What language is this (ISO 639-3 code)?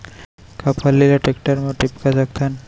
hne